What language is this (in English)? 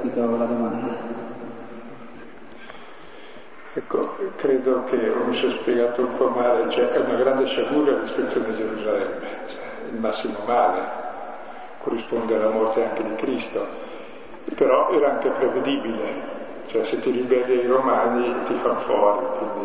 Italian